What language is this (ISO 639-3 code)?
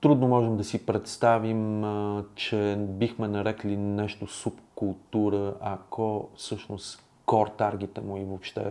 bul